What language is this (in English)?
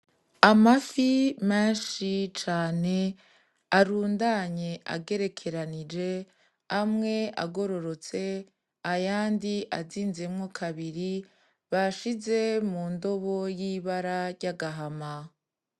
Rundi